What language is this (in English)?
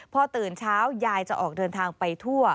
Thai